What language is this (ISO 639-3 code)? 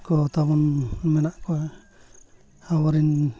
sat